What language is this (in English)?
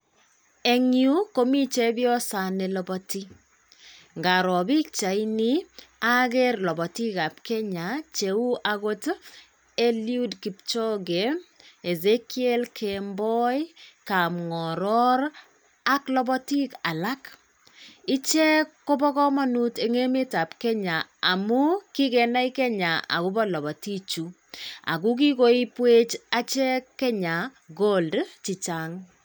Kalenjin